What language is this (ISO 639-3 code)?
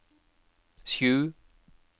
nor